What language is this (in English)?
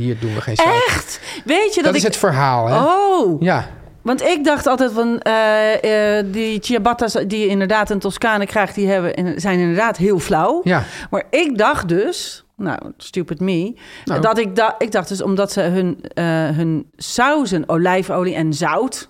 Dutch